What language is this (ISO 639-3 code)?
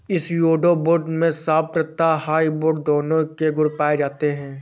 hin